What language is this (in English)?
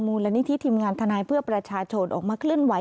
Thai